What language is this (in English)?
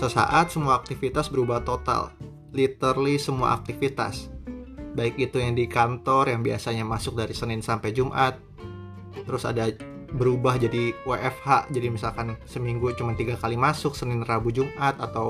Indonesian